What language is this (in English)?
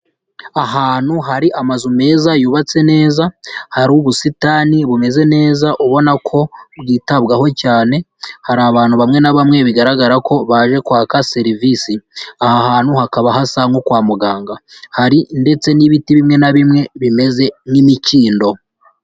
Kinyarwanda